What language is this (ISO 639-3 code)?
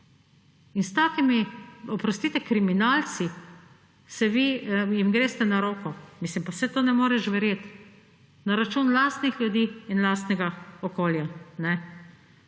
slv